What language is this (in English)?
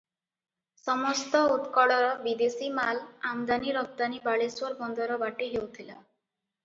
Odia